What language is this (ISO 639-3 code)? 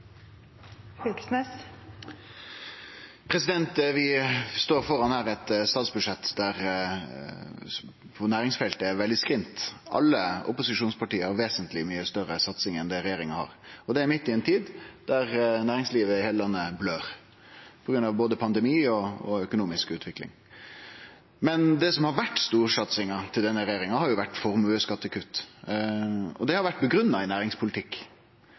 nor